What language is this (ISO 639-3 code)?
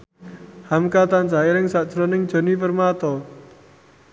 jav